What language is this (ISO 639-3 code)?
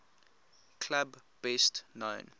eng